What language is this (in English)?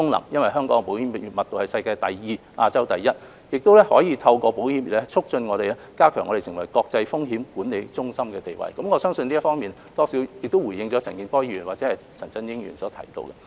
Cantonese